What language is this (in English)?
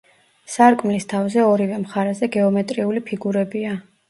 Georgian